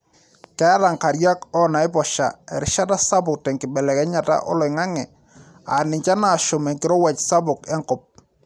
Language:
Masai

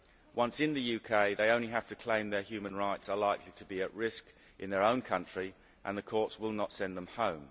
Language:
English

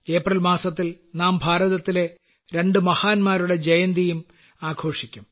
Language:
Malayalam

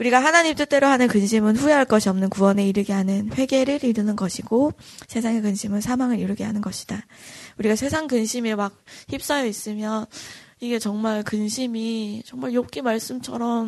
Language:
Korean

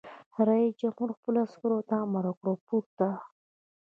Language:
Pashto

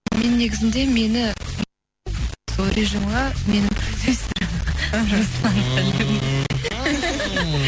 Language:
Kazakh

